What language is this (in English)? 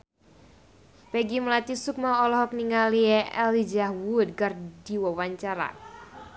Sundanese